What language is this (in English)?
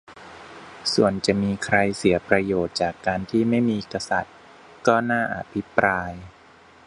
Thai